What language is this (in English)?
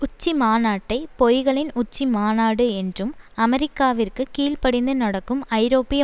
Tamil